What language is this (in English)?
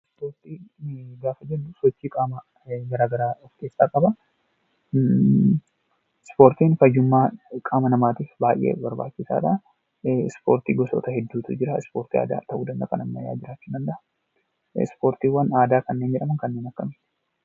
Oromo